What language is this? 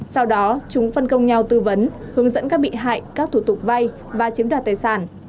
Vietnamese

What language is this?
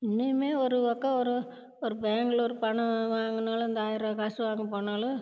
Tamil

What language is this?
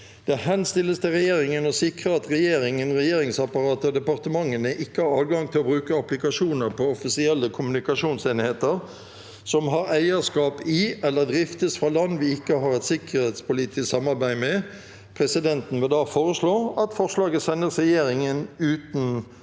Norwegian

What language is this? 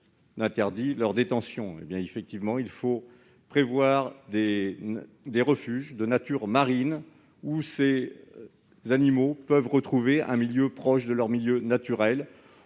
French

